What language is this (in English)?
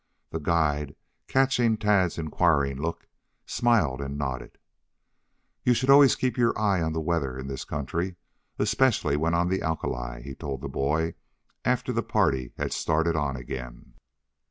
English